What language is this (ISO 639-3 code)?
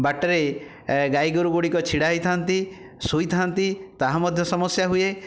ori